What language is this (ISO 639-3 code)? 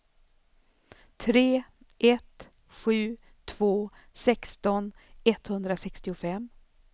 swe